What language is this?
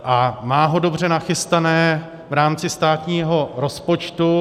Czech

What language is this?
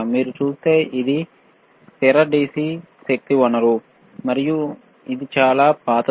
Telugu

